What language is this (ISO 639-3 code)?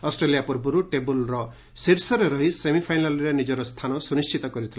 ori